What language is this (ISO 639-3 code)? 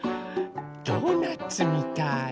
jpn